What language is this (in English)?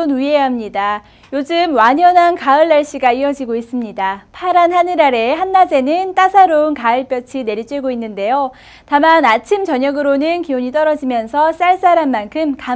Korean